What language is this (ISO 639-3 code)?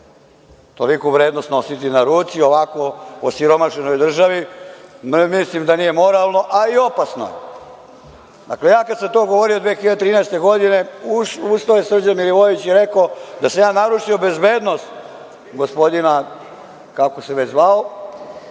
srp